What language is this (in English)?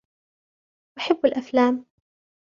Arabic